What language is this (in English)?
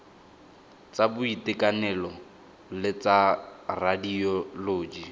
Tswana